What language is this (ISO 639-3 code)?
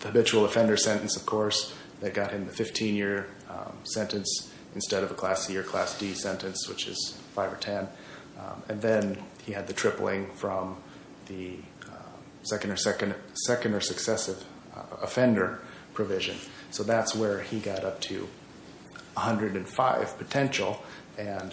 eng